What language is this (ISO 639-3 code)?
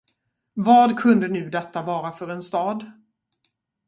swe